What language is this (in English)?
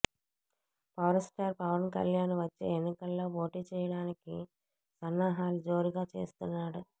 Telugu